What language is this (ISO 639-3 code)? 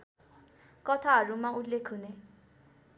nep